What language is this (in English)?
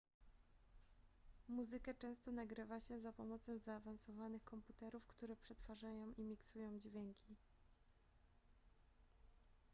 Polish